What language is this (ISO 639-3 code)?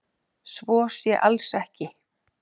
isl